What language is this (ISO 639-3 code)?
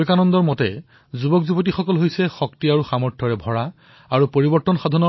asm